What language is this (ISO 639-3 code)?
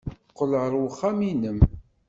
kab